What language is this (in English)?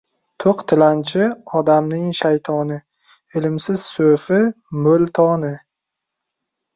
Uzbek